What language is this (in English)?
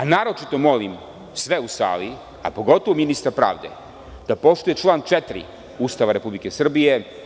Serbian